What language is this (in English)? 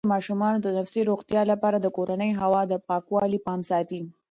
Pashto